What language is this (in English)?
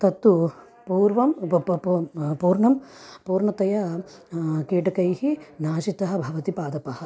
Sanskrit